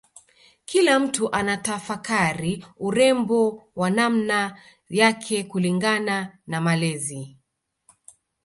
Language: Swahili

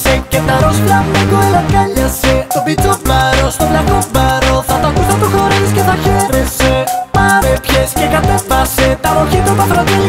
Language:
Greek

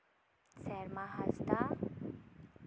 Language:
Santali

